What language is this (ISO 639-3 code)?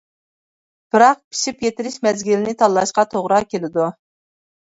uig